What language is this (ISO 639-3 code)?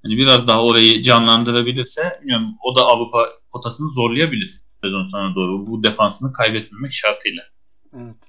tur